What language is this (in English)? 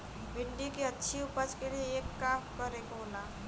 Bhojpuri